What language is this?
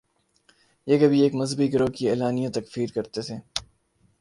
Urdu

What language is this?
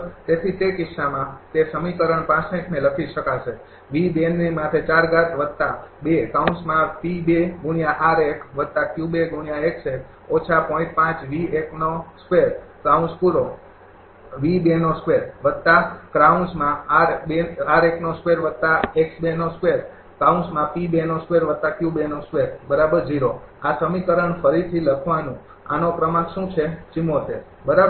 Gujarati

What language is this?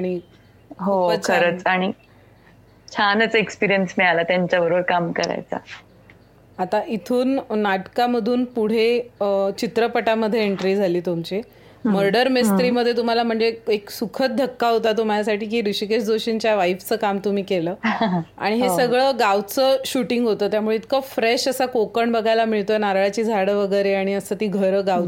Marathi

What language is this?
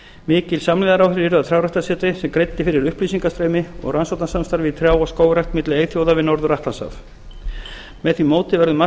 Icelandic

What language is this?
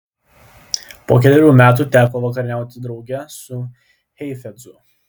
Lithuanian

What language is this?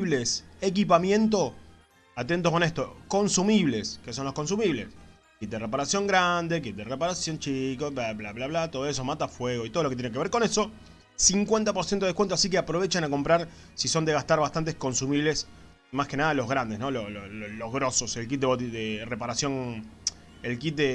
Spanish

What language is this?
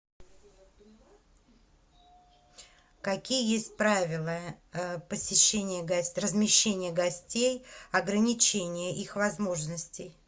Russian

